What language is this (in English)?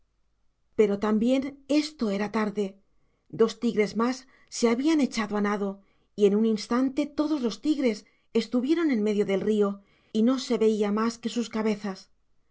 Spanish